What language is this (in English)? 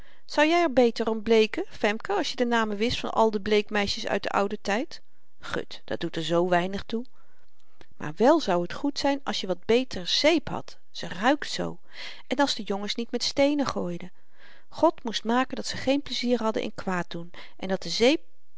Dutch